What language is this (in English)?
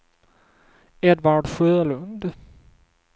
Swedish